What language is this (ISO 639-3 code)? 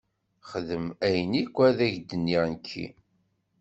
kab